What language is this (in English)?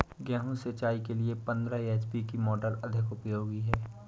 Hindi